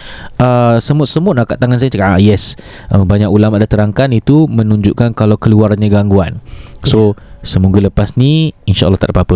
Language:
Malay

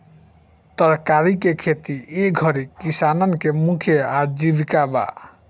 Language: Bhojpuri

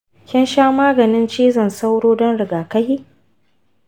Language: Hausa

